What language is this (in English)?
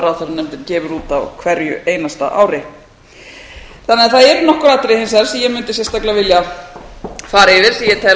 Icelandic